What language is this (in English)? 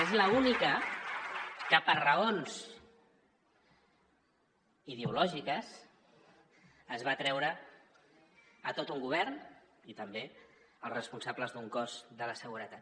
Catalan